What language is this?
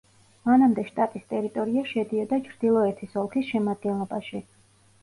Georgian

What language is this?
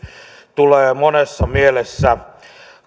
Finnish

